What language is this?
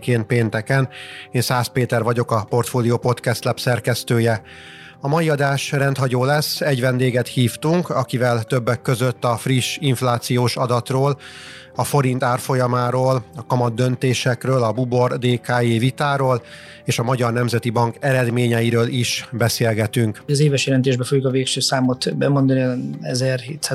Hungarian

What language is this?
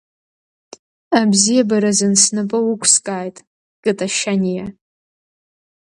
Abkhazian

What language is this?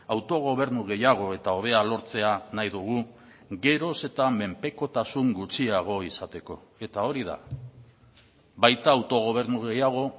Basque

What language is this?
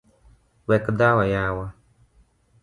Luo (Kenya and Tanzania)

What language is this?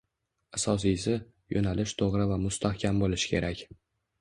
Uzbek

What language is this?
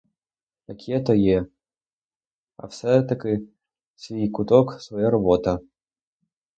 Ukrainian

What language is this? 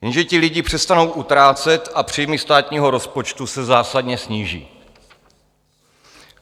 Czech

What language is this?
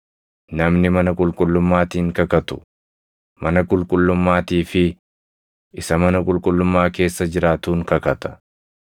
Oromo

